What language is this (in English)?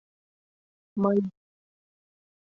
Mari